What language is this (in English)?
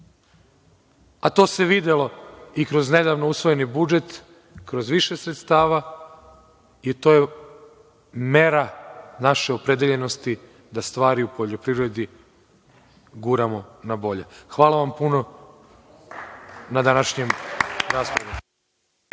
Serbian